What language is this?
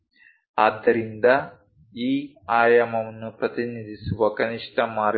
Kannada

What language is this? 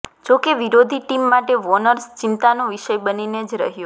Gujarati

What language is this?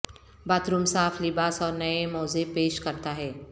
Urdu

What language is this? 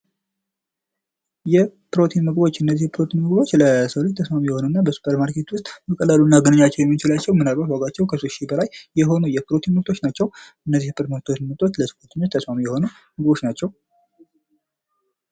Amharic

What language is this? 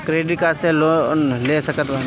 Bhojpuri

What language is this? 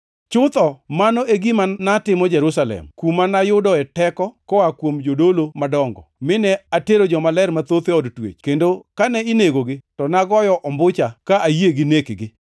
Luo (Kenya and Tanzania)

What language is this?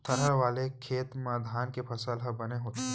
Chhattisgarhi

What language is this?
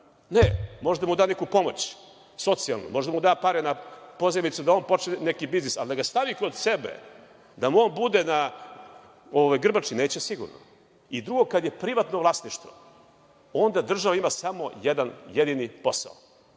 Serbian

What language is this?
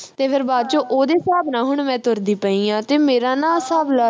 Punjabi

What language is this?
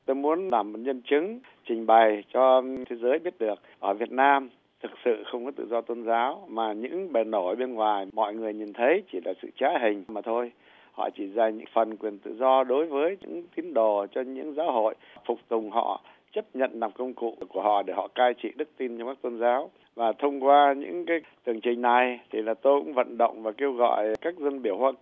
Vietnamese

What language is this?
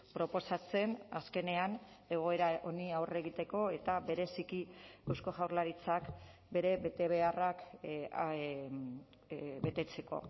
Basque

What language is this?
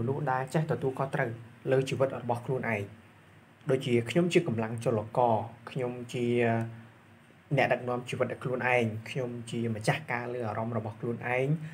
Thai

